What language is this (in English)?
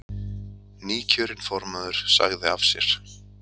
Icelandic